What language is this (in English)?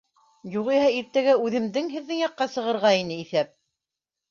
Bashkir